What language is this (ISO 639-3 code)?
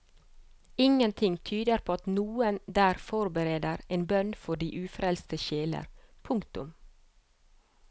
nor